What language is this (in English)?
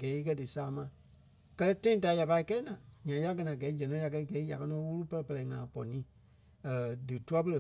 Kpelle